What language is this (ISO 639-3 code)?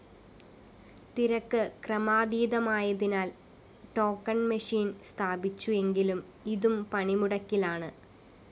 mal